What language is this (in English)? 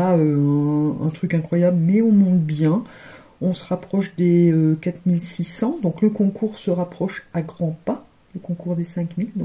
French